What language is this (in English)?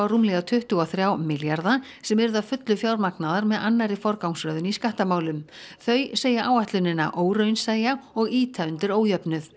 Icelandic